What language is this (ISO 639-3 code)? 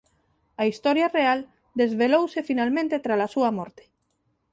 glg